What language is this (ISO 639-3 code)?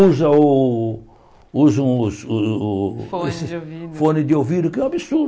por